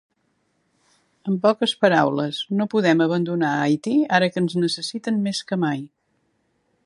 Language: Catalan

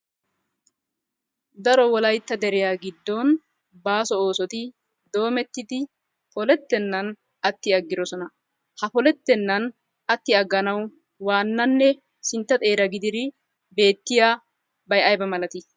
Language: Wolaytta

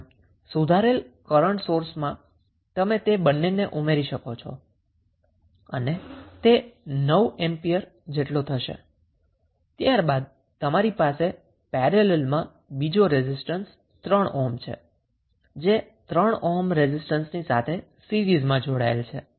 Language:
Gujarati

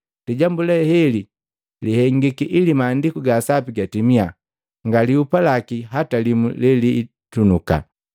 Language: Matengo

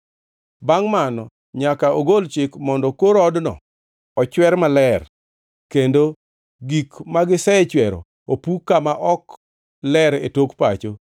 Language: Luo (Kenya and Tanzania)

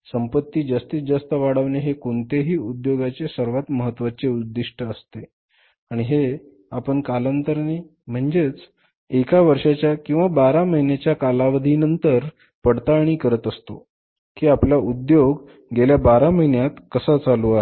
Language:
Marathi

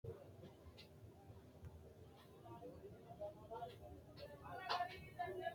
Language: Sidamo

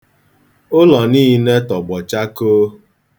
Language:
Igbo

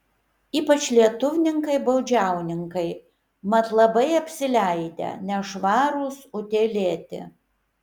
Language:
Lithuanian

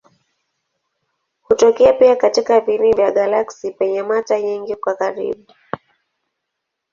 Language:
Swahili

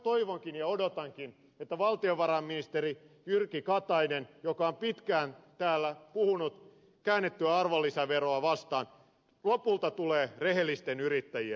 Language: Finnish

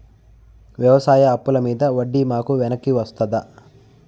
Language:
Telugu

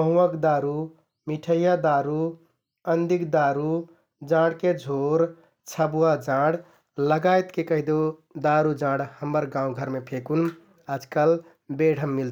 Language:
Kathoriya Tharu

